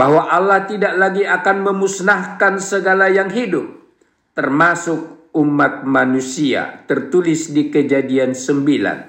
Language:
Indonesian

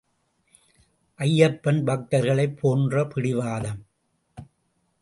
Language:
Tamil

